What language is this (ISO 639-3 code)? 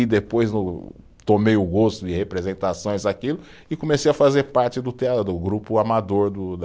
por